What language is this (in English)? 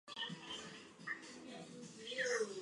Chinese